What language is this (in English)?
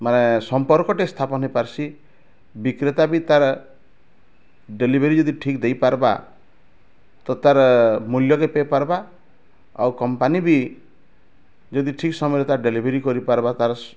Odia